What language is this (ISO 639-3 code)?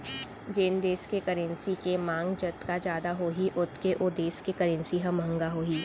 hne